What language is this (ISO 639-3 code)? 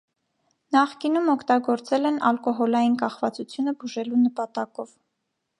hye